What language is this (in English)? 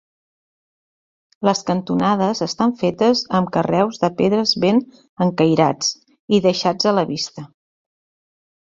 Catalan